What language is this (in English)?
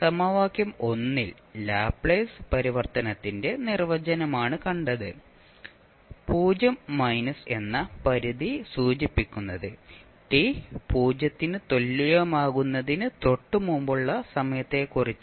Malayalam